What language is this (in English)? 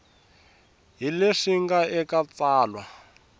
Tsonga